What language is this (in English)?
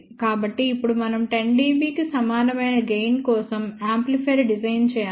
Telugu